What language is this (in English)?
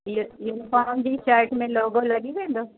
Sindhi